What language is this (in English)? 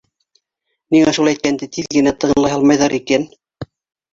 Bashkir